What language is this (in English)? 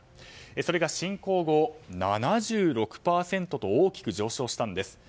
Japanese